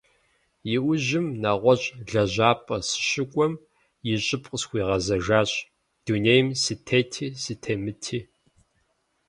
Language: Kabardian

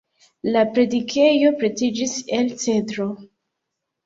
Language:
Esperanto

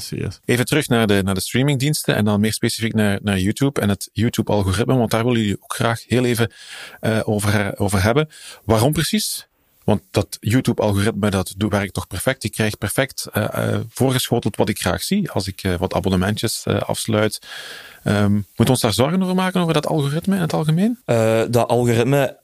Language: Dutch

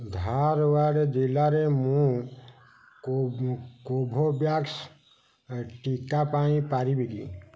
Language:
Odia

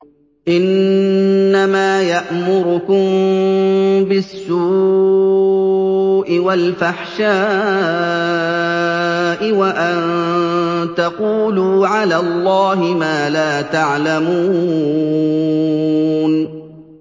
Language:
Arabic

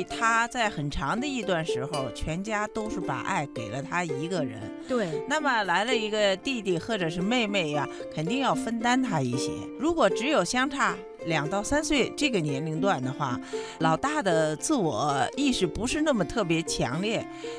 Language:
Chinese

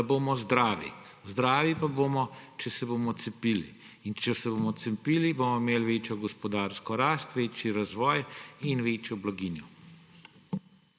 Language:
Slovenian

